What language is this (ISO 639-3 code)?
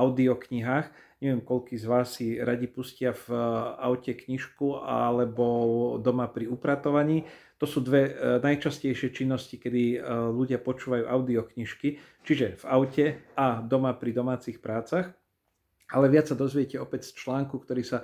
slk